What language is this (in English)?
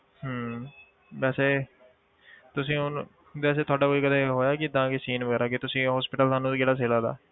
Punjabi